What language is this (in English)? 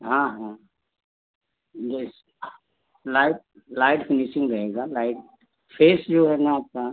Hindi